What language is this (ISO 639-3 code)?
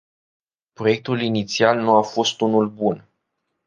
ron